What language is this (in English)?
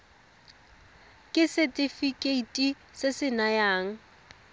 Tswana